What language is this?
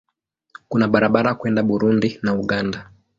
Swahili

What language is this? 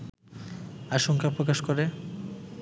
Bangla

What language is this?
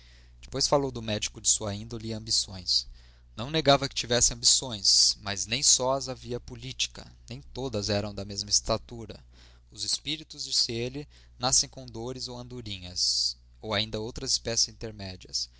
Portuguese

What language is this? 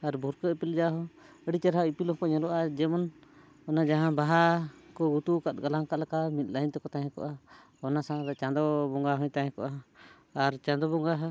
Santali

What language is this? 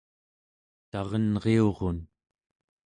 Central Yupik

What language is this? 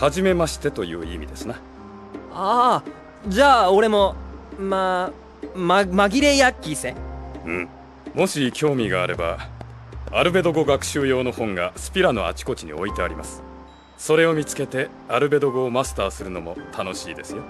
Japanese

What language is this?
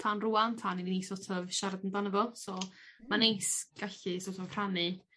Welsh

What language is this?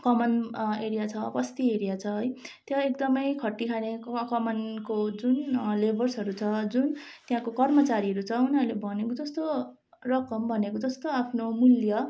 Nepali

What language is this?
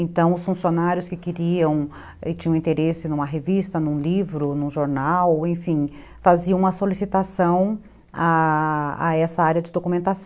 Portuguese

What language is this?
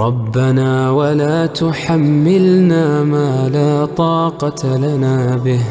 Arabic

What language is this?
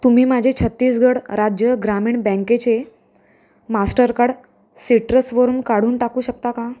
Marathi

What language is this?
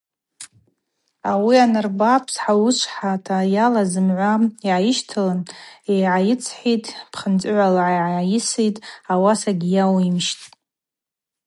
Abaza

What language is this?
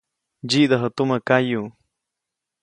Copainalá Zoque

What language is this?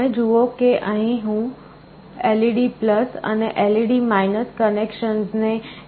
Gujarati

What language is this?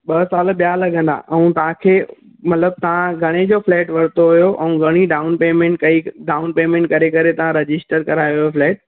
Sindhi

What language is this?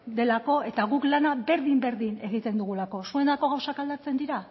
Basque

